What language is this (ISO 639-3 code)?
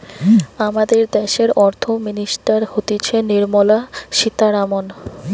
ben